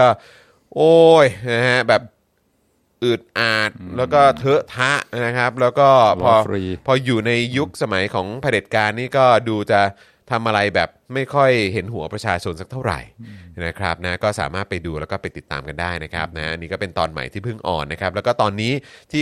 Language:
Thai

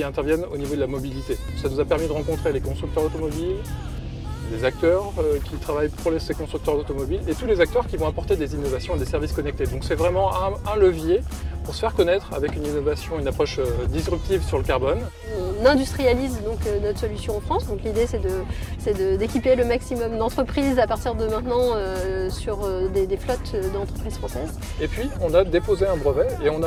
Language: French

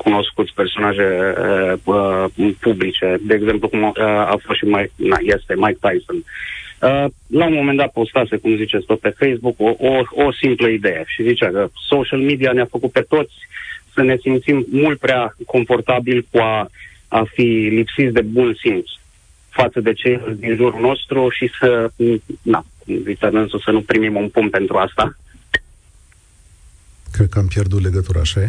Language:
Romanian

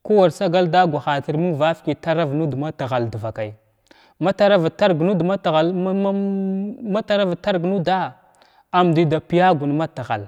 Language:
Glavda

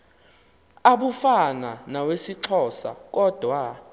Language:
Xhosa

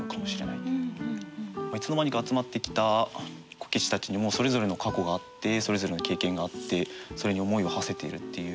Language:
Japanese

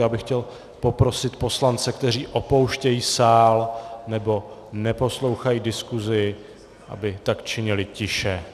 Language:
Czech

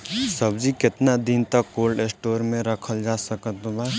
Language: Bhojpuri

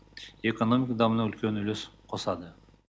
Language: Kazakh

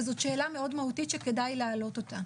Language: Hebrew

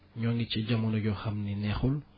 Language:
Wolof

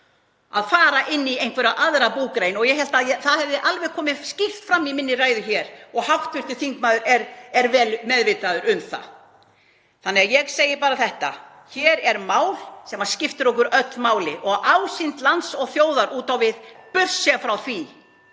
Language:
Icelandic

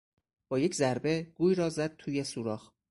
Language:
Persian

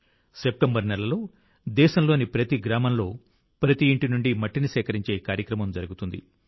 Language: Telugu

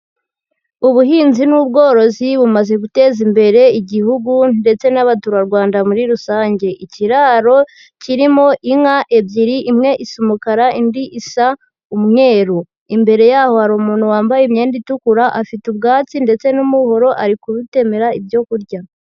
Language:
Kinyarwanda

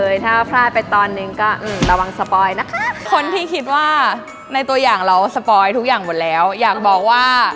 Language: Thai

